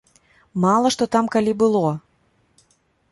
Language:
Belarusian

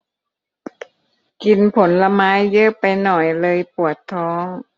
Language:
Thai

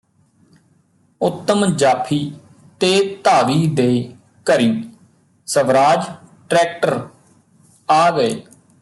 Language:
Punjabi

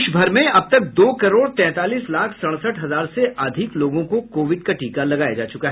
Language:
Hindi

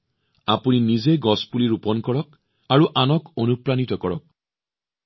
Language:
Assamese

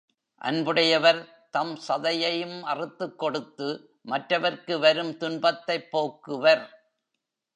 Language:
Tamil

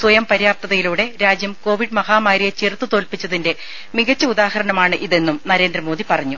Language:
Malayalam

